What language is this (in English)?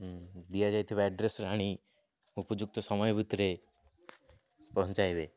Odia